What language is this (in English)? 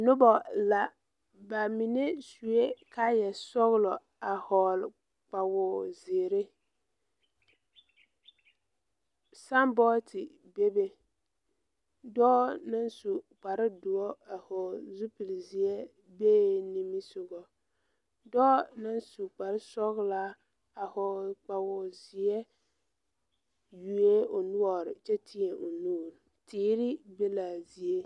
Southern Dagaare